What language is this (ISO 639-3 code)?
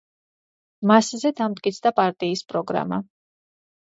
kat